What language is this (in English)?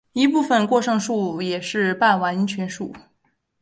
Chinese